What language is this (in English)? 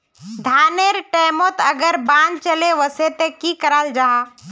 Magahi